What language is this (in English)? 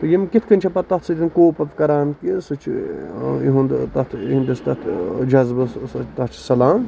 Kashmiri